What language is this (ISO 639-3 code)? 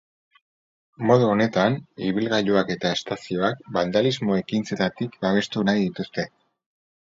eus